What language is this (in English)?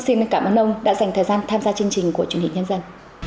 Vietnamese